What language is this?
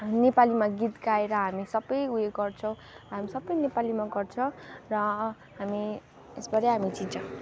Nepali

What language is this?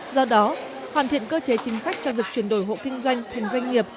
Vietnamese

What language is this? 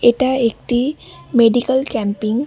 Bangla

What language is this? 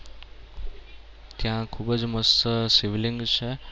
Gujarati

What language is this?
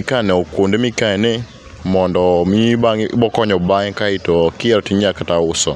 Luo (Kenya and Tanzania)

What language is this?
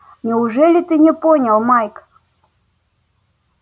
Russian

